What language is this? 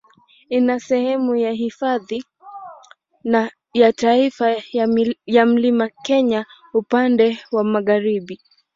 Swahili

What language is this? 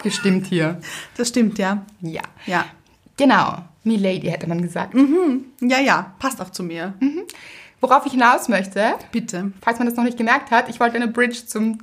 German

